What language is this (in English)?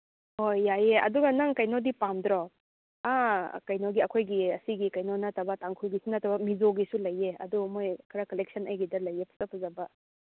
Manipuri